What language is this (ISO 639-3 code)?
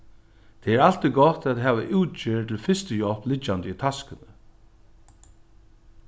fao